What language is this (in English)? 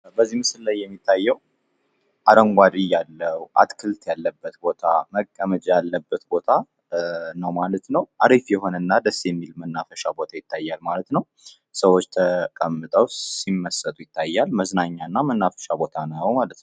Amharic